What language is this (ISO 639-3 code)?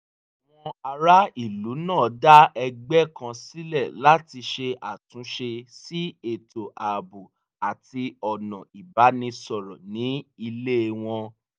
yor